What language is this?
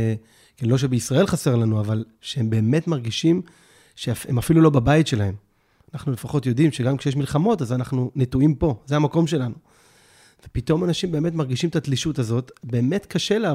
Hebrew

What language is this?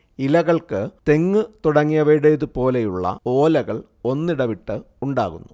Malayalam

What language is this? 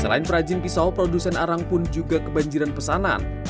Indonesian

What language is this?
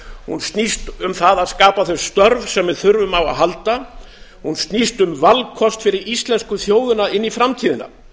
Icelandic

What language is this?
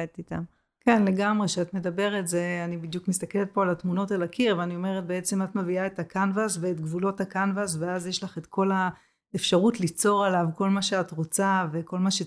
Hebrew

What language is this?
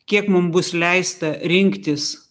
Lithuanian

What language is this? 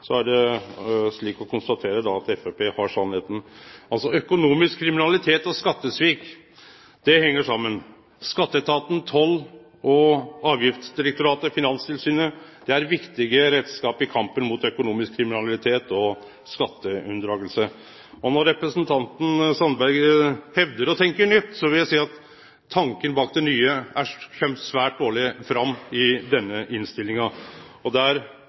Norwegian Nynorsk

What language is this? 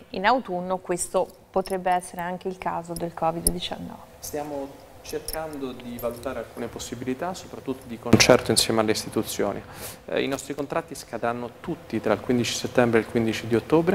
Italian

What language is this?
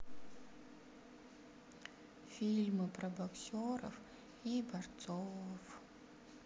Russian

